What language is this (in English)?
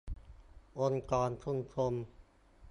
Thai